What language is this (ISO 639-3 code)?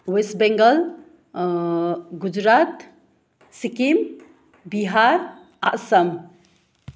nep